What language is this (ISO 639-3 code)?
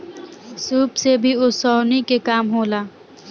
bho